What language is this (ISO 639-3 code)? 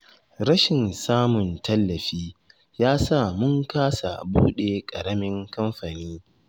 hau